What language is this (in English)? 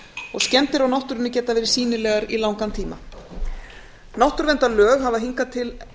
Icelandic